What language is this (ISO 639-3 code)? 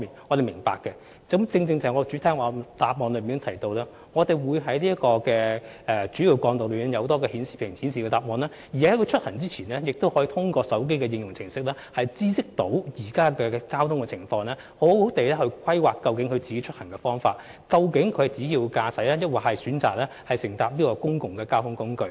yue